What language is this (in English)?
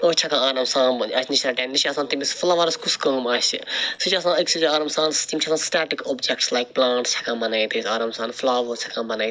Kashmiri